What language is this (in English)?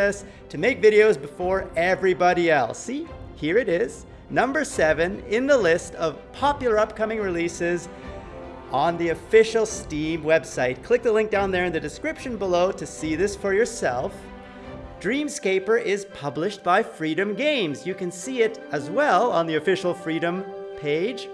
English